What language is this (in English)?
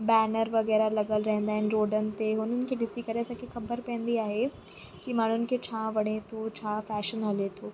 Sindhi